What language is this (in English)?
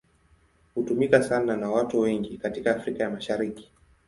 Swahili